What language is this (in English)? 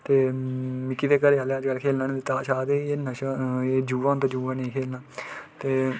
Dogri